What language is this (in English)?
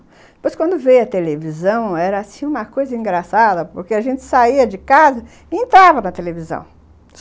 Portuguese